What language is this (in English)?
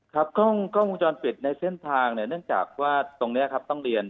Thai